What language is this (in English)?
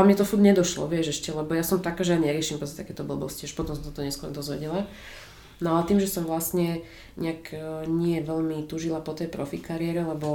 Czech